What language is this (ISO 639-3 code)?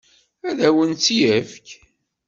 kab